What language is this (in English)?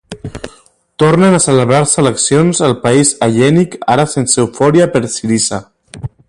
Catalan